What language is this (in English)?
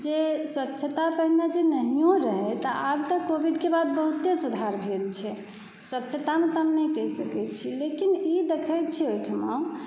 Maithili